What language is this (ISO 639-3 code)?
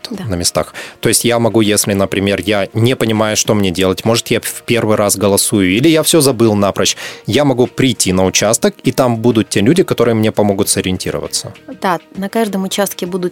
rus